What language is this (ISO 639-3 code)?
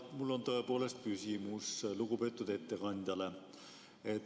est